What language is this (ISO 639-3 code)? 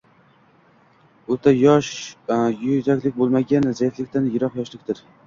uzb